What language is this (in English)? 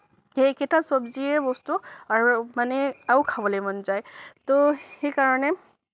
Assamese